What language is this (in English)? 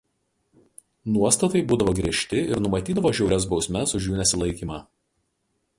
Lithuanian